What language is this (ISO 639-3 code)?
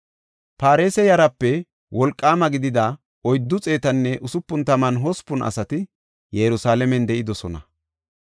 gof